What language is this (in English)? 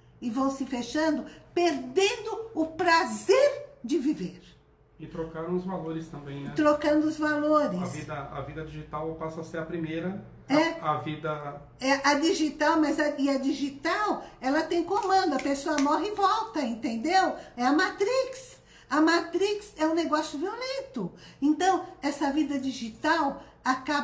Portuguese